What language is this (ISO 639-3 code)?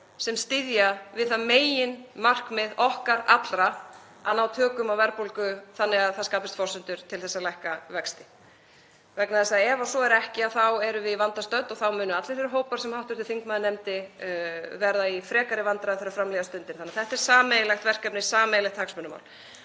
isl